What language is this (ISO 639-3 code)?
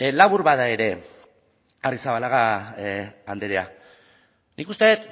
eus